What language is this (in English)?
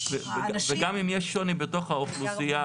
Hebrew